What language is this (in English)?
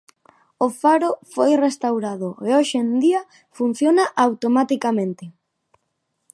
Galician